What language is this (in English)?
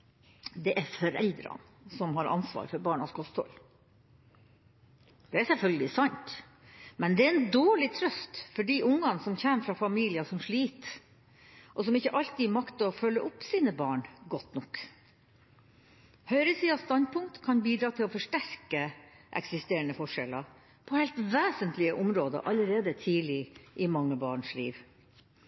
Norwegian Bokmål